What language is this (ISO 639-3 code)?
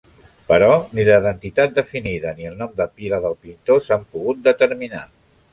cat